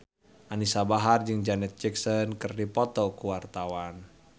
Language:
Sundanese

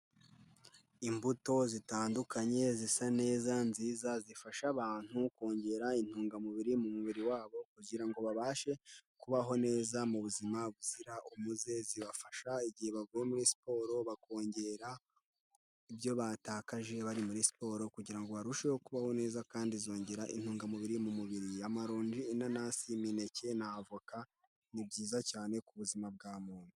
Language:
Kinyarwanda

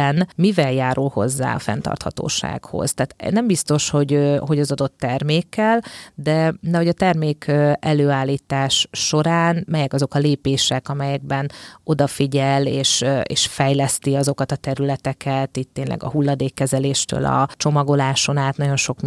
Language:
Hungarian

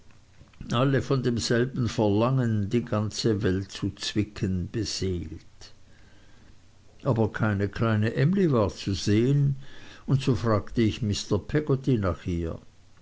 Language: German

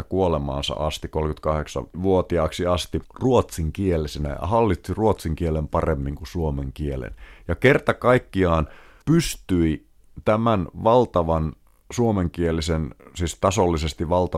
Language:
Finnish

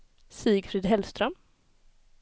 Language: Swedish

